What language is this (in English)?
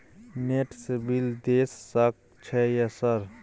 Maithili